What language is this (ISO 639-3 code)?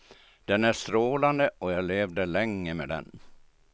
swe